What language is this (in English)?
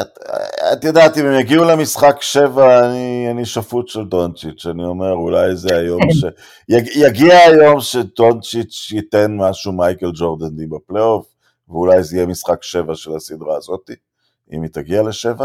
Hebrew